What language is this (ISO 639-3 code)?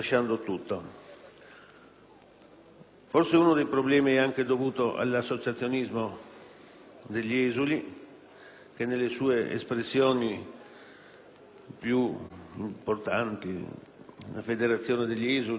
ita